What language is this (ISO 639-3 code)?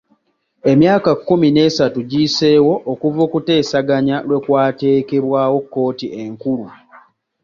lug